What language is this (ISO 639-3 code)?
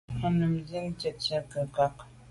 byv